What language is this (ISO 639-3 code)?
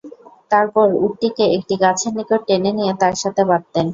ben